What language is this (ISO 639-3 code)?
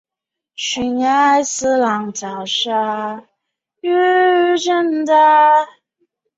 zho